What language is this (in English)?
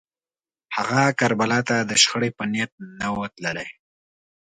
Pashto